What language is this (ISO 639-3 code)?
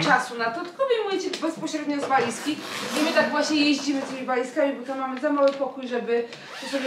pol